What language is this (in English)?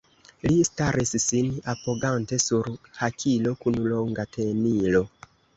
Esperanto